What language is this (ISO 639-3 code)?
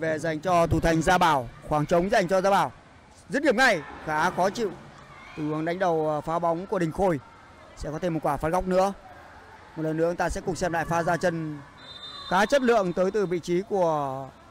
vie